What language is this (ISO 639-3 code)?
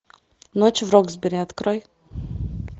rus